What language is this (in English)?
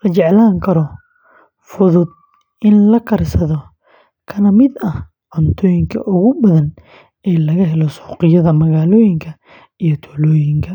Somali